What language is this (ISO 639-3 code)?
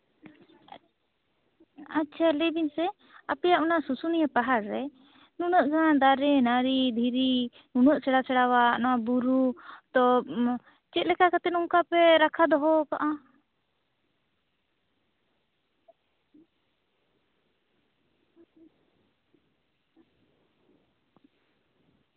sat